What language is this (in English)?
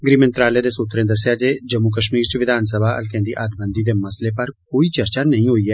Dogri